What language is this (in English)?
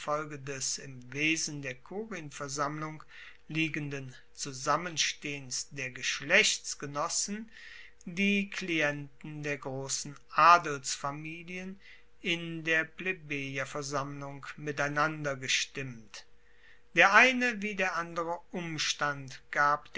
German